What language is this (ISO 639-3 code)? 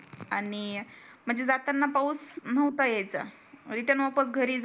mar